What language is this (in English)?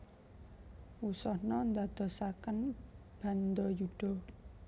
Javanese